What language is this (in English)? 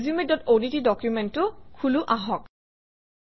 Assamese